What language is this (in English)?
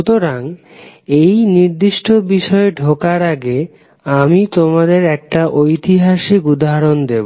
Bangla